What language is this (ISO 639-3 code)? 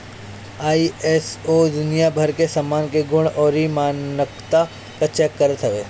bho